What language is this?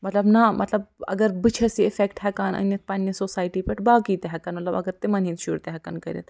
Kashmiri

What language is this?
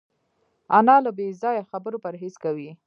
Pashto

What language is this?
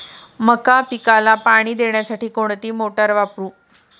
Marathi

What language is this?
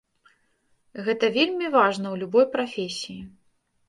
Belarusian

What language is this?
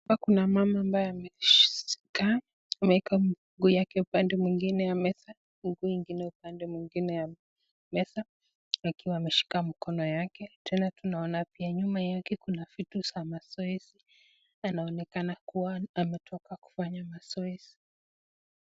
Swahili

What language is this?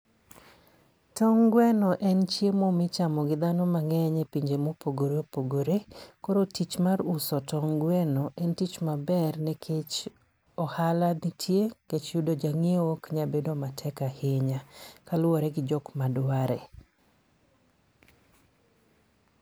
Luo (Kenya and Tanzania)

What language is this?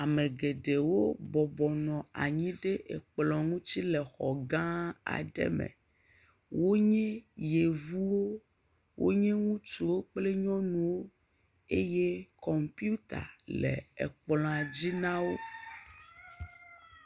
Ewe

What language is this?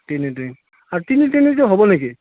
Assamese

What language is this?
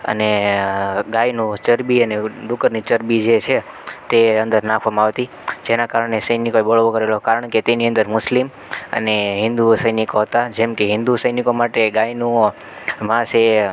Gujarati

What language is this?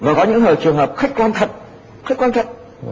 Vietnamese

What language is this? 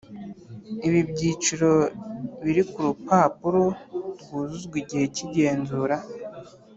Kinyarwanda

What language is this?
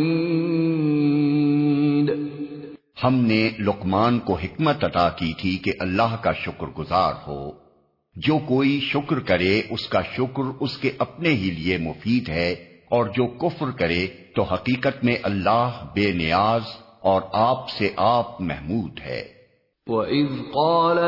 Urdu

